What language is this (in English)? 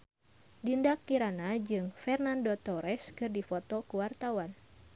Sundanese